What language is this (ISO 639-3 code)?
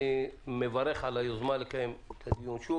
heb